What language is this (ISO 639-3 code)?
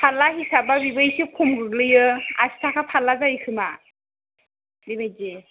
brx